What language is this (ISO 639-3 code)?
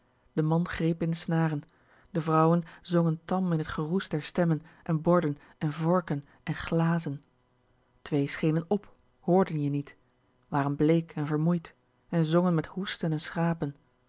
nld